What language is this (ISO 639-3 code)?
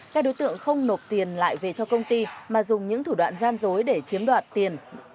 vie